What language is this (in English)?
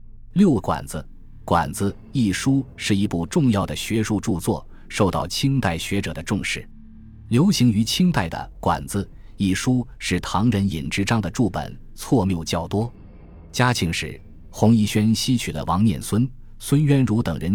Chinese